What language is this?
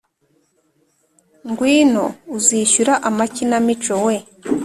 Kinyarwanda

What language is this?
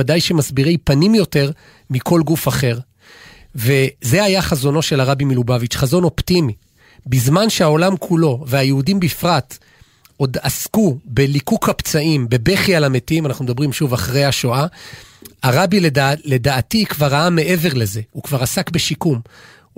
Hebrew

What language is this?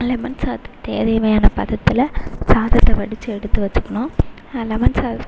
Tamil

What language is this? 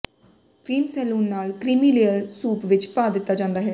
Punjabi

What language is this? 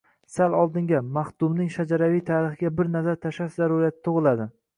Uzbek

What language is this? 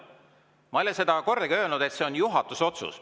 Estonian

